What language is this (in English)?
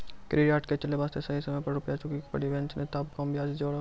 Maithili